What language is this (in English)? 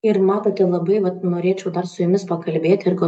Lithuanian